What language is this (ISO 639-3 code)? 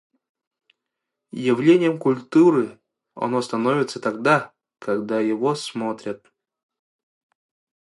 sah